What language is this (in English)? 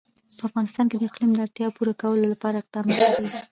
Pashto